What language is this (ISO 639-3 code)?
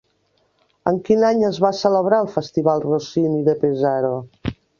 cat